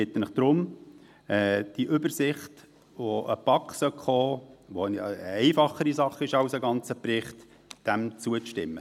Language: Swiss German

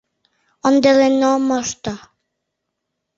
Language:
Mari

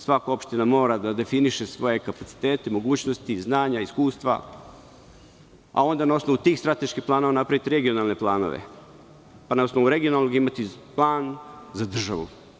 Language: Serbian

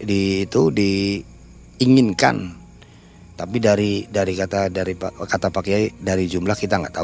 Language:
Indonesian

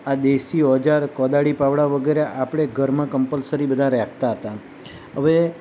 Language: Gujarati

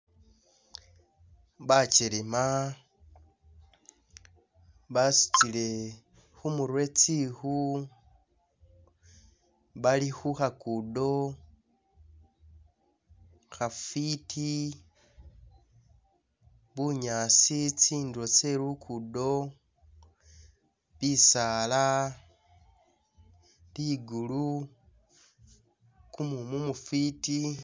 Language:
Masaaba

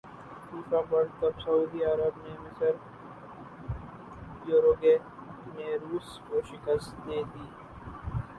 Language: Urdu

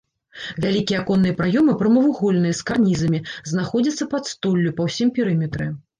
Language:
Belarusian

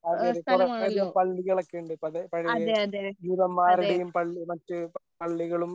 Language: Malayalam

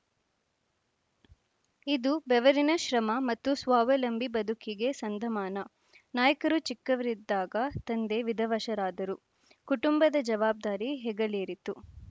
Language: Kannada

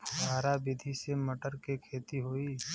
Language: Bhojpuri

